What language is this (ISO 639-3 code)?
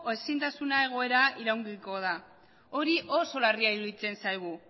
eus